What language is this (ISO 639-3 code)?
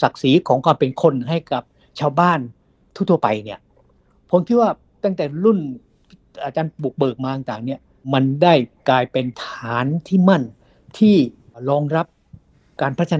tha